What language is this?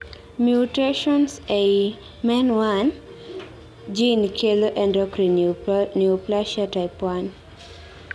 Luo (Kenya and Tanzania)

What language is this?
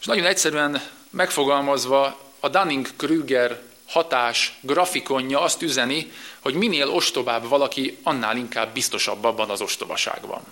Hungarian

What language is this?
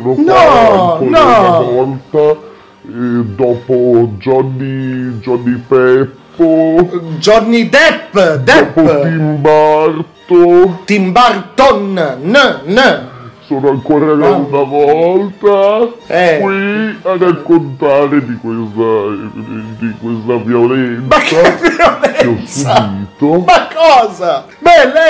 Italian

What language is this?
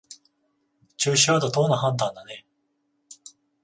Japanese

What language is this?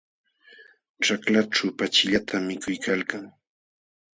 Jauja Wanca Quechua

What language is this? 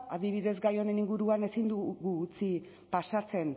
Basque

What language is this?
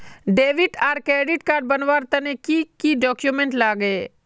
Magahi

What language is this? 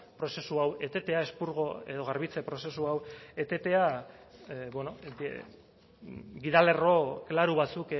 Basque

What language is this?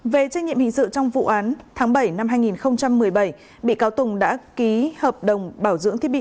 Vietnamese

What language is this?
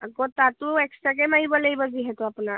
Assamese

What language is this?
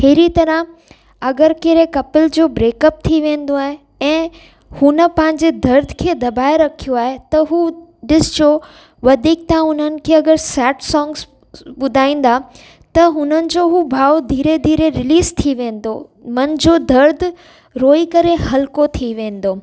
Sindhi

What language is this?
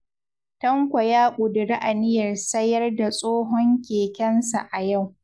Hausa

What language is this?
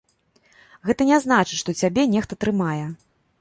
Belarusian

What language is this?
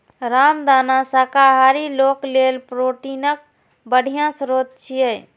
Maithili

